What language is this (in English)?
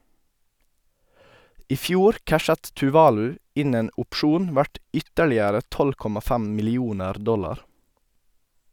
Norwegian